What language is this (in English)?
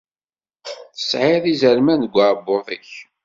Kabyle